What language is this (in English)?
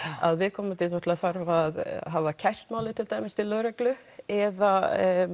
Icelandic